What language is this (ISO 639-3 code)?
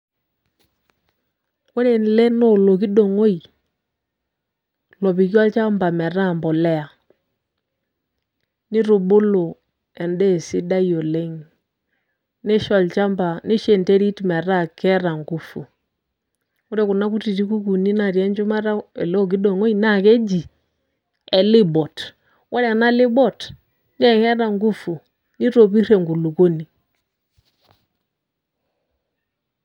mas